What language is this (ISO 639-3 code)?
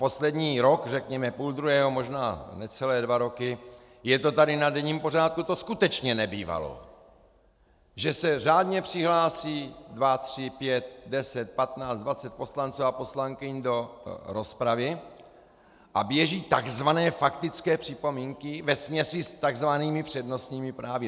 ces